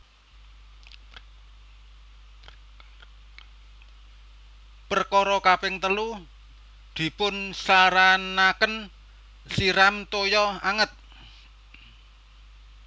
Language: Javanese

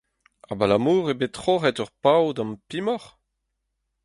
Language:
Breton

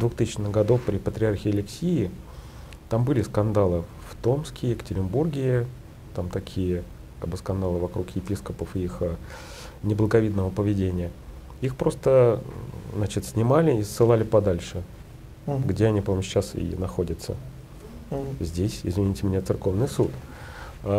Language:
Russian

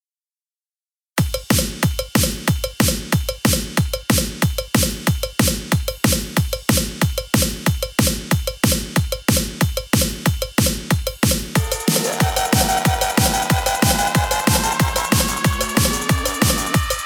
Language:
English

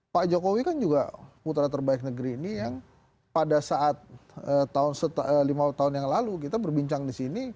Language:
Indonesian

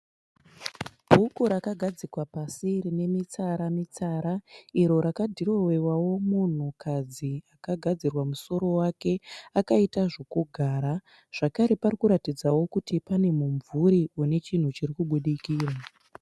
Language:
Shona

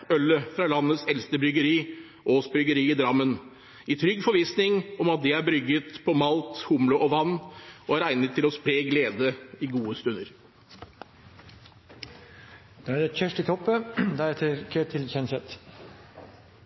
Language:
Norwegian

